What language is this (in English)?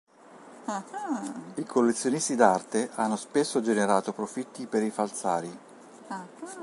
Italian